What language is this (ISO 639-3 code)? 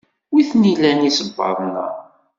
kab